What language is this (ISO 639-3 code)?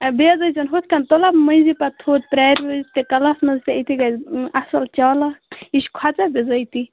kas